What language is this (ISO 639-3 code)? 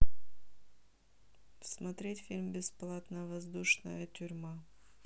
rus